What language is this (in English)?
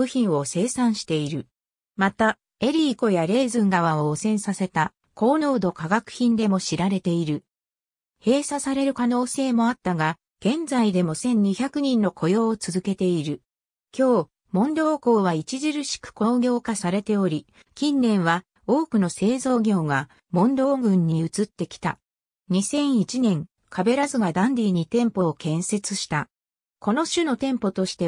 Japanese